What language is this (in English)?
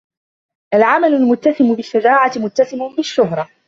Arabic